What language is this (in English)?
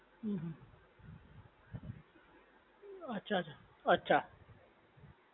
Gujarati